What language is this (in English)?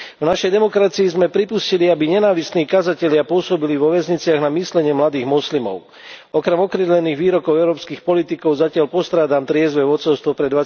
Slovak